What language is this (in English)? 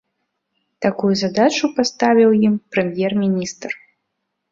Belarusian